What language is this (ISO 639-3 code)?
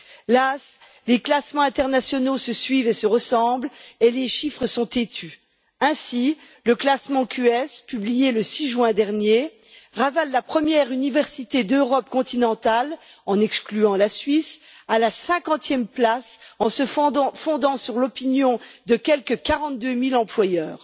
fra